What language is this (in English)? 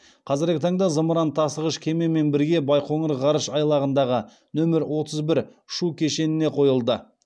Kazakh